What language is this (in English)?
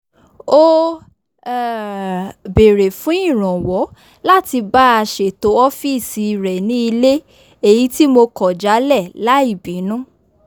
Yoruba